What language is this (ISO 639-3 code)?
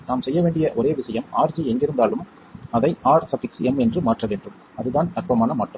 tam